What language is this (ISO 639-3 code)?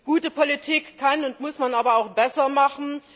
deu